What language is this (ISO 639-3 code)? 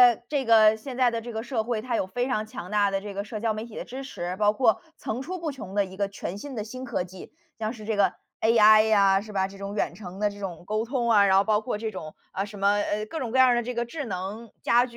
zho